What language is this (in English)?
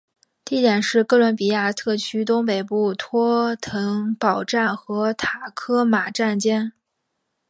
Chinese